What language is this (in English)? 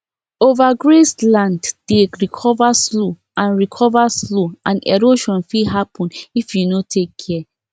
Nigerian Pidgin